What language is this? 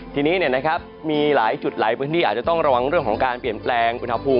Thai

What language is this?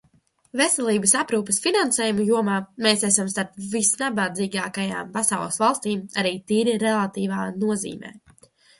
Latvian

